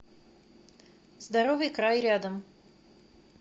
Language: Russian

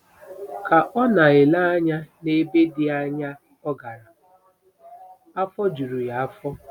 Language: Igbo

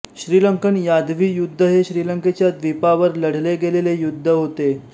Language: Marathi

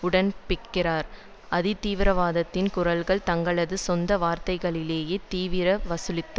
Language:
Tamil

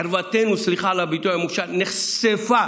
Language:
Hebrew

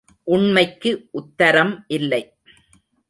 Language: Tamil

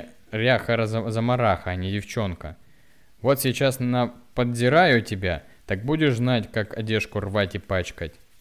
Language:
Russian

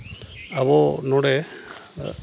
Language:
Santali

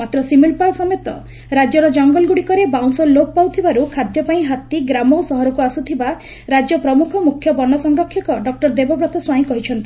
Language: Odia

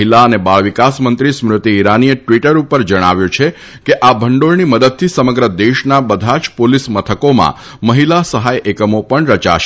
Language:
Gujarati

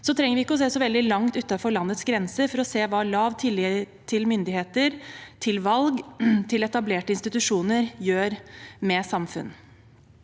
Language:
Norwegian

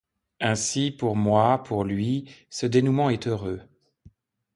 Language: French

